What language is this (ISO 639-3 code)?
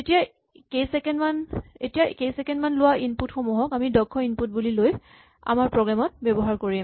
asm